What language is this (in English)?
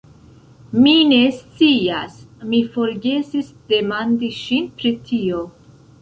Esperanto